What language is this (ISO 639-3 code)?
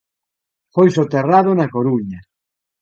glg